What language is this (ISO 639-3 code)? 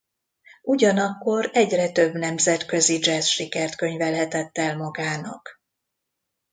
hun